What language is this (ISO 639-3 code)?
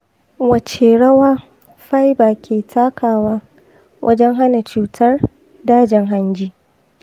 hau